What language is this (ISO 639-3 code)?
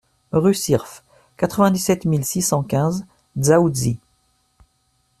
fra